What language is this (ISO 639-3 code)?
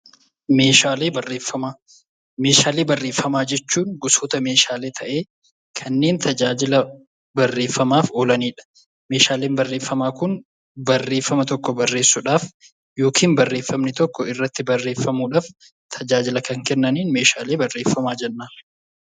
orm